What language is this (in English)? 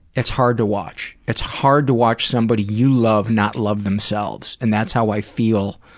English